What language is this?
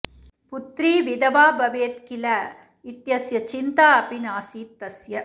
Sanskrit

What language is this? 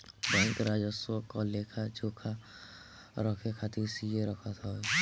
Bhojpuri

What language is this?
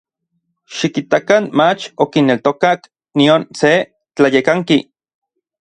Orizaba Nahuatl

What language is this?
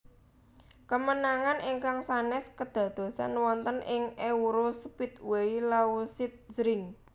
Javanese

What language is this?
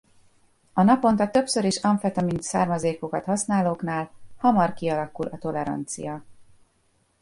Hungarian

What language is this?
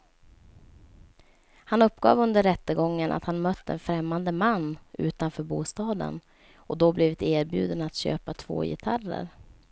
Swedish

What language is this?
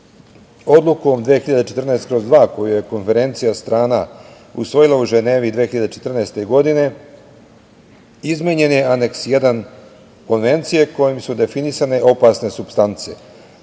Serbian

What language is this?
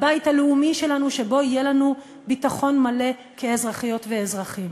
Hebrew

